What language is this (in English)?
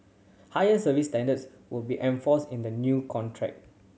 English